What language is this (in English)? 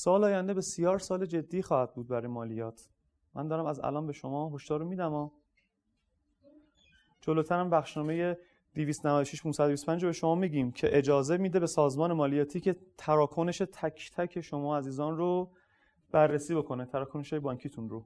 Persian